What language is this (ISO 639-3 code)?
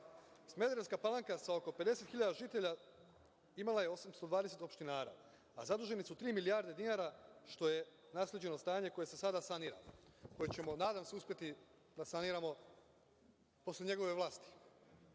srp